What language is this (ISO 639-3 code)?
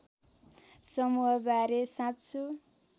nep